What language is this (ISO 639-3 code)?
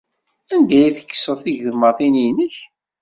kab